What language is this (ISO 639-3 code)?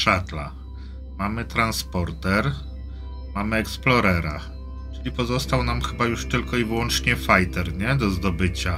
pol